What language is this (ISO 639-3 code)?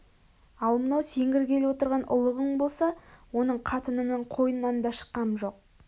kaz